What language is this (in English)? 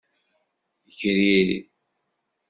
Kabyle